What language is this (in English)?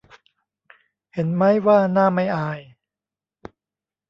Thai